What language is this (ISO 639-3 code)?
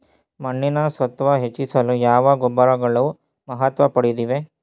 kan